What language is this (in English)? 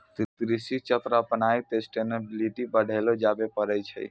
Maithili